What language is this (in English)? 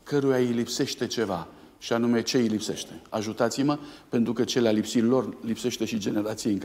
Romanian